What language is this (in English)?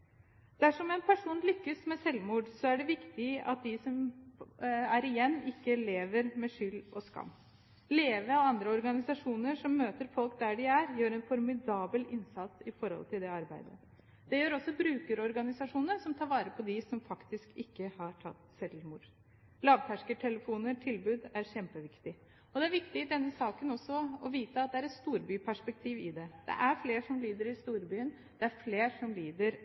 Norwegian Bokmål